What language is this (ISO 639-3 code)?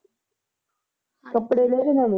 pan